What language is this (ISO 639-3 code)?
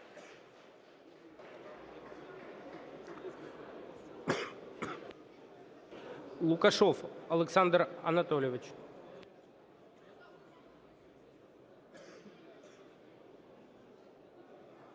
ukr